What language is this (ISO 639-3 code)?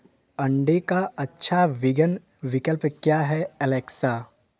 hin